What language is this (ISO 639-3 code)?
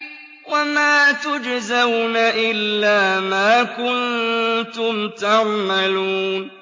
ara